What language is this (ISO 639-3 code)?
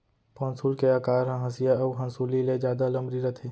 hne